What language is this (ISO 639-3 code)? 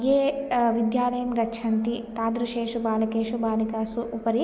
san